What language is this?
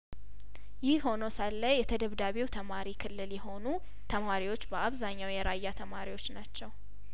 Amharic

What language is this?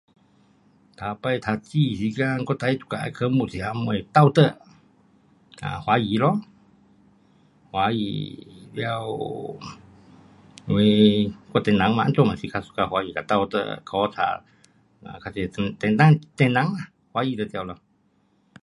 Pu-Xian Chinese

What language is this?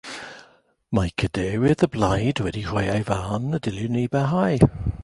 Welsh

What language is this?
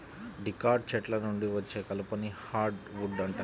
Telugu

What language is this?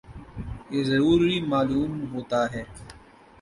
Urdu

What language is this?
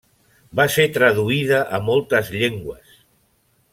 Catalan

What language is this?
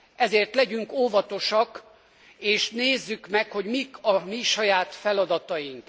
Hungarian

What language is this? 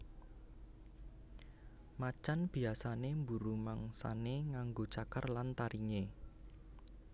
Javanese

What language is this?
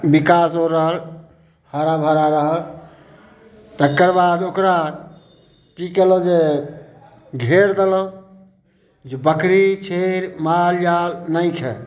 Maithili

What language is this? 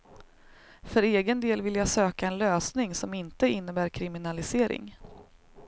Swedish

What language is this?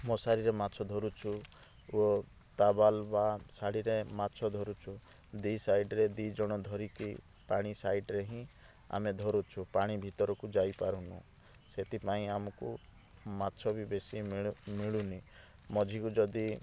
Odia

